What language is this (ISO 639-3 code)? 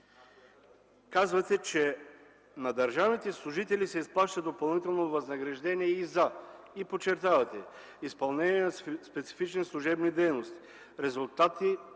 bul